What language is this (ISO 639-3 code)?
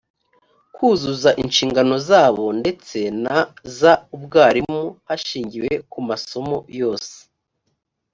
kin